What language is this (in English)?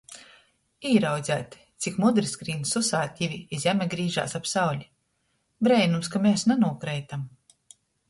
Latgalian